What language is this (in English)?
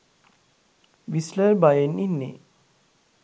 Sinhala